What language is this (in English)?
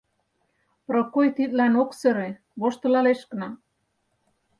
Mari